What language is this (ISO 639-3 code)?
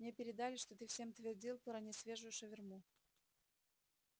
rus